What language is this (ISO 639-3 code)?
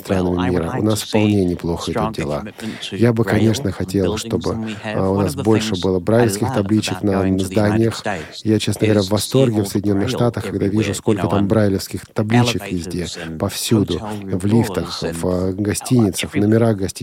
rus